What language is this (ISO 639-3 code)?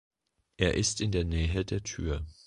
deu